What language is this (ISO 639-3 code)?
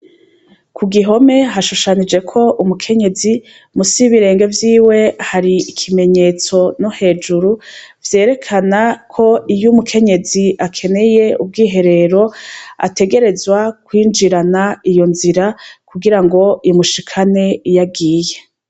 run